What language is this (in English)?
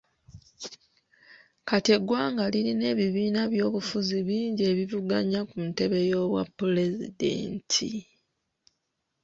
Ganda